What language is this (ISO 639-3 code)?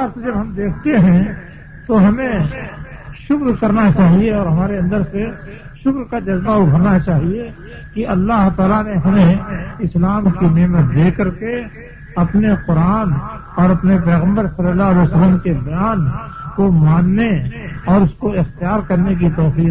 urd